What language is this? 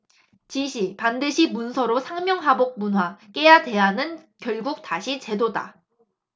Korean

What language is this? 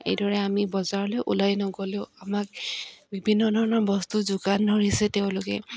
Assamese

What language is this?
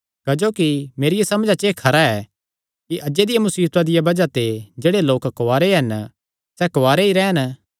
Kangri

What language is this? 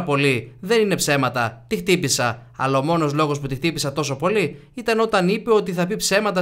Greek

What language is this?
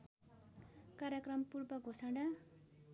Nepali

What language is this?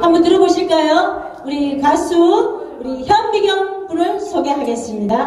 Korean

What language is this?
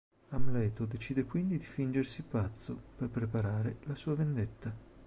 Italian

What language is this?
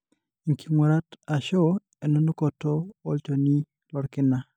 Masai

